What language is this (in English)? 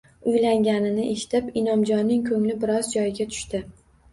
Uzbek